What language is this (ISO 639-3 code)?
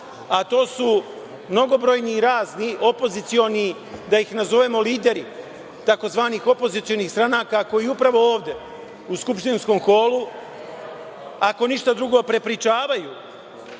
srp